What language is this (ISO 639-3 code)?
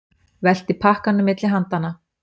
isl